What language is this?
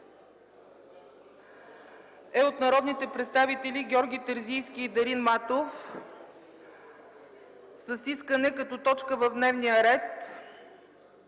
Bulgarian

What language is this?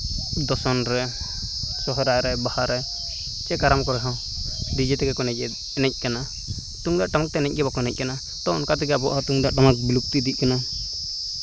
Santali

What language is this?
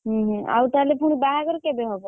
Odia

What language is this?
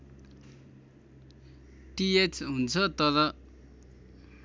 Nepali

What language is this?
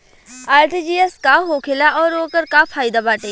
Bhojpuri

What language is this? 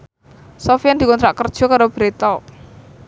Javanese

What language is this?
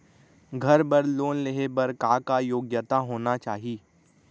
Chhattisgarhi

